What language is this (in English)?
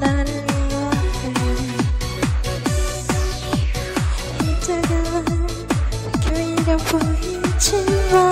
Vietnamese